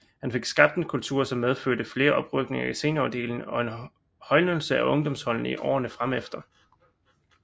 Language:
Danish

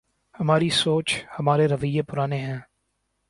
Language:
Urdu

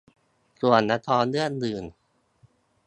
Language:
Thai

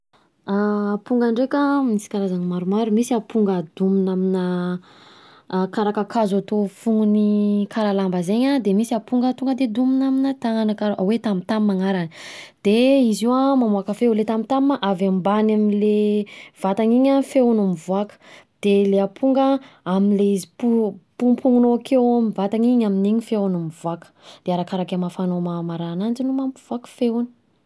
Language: Southern Betsimisaraka Malagasy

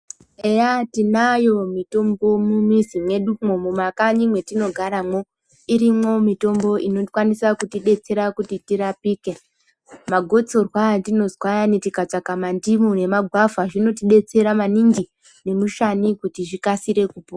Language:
Ndau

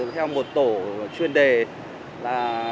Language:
Vietnamese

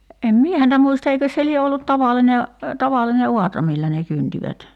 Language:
Finnish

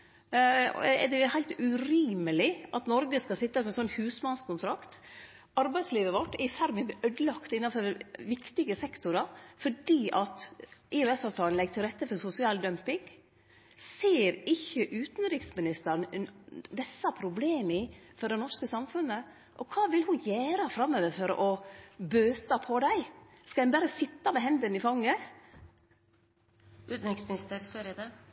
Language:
Norwegian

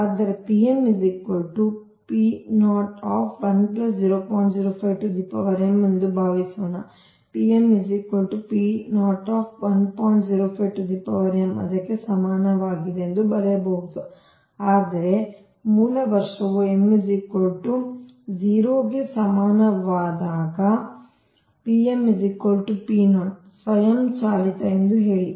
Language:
Kannada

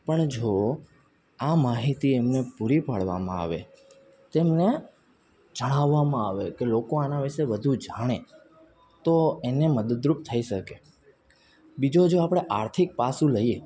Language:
Gujarati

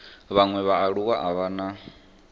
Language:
Venda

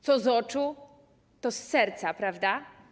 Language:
Polish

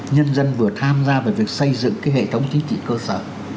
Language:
Vietnamese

